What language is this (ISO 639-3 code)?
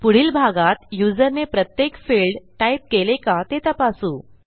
mar